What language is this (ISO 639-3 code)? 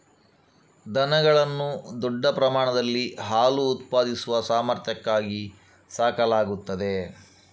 kan